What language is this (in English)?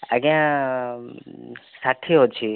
Odia